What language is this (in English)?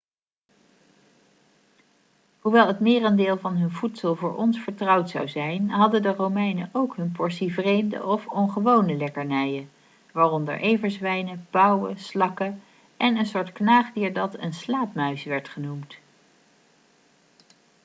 Dutch